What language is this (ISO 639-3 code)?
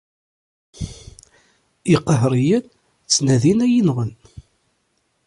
kab